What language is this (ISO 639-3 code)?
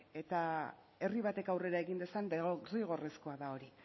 eus